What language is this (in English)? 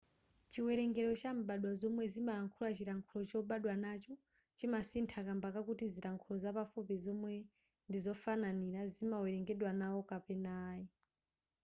Nyanja